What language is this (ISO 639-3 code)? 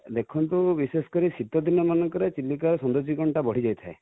ori